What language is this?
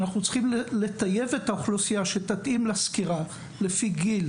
Hebrew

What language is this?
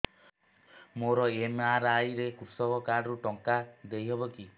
Odia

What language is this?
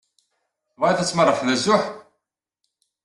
Kabyle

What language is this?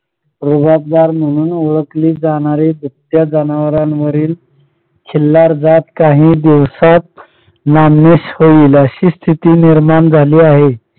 Marathi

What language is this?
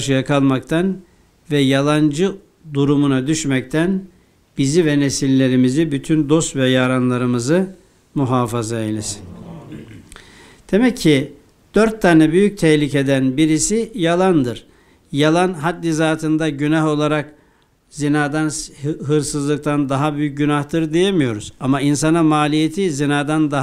Turkish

